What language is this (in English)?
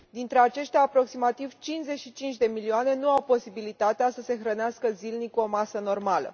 Romanian